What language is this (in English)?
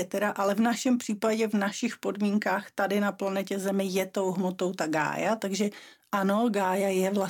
Czech